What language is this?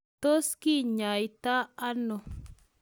Kalenjin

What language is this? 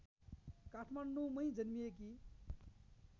Nepali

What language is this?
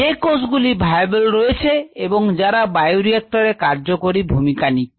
Bangla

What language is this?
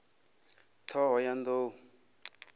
Venda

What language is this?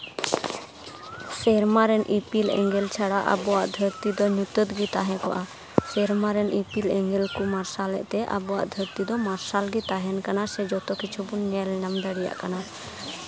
Santali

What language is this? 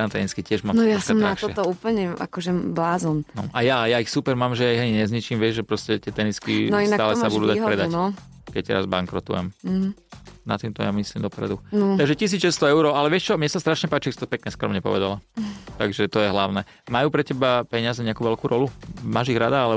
Slovak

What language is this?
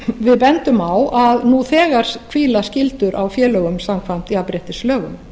Icelandic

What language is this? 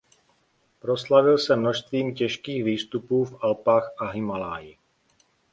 Czech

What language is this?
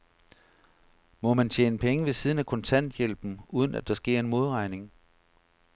Danish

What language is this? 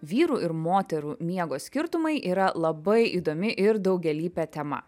Lithuanian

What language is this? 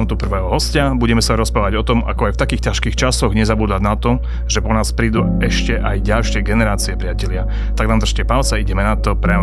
Slovak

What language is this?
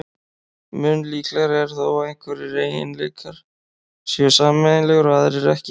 Icelandic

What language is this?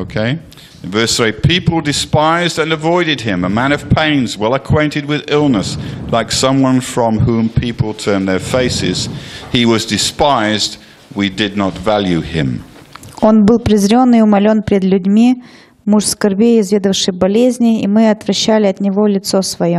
Russian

